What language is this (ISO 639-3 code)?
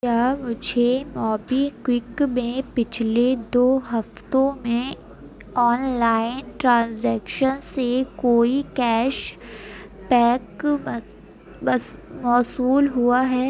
urd